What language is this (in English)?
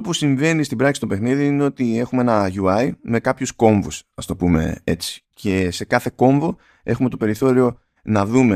Greek